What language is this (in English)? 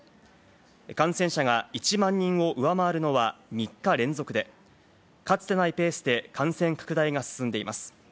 Japanese